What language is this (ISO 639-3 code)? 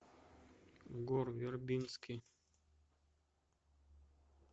rus